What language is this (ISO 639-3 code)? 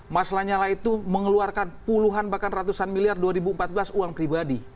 ind